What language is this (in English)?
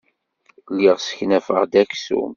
Kabyle